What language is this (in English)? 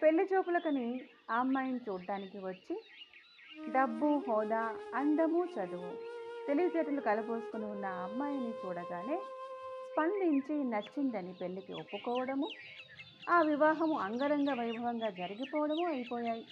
Telugu